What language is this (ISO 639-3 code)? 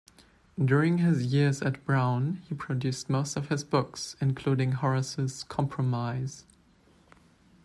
eng